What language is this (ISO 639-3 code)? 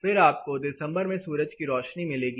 hin